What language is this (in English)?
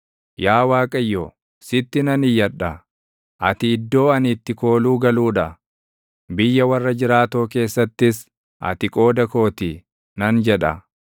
Oromo